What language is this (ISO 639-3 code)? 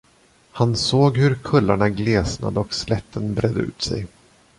swe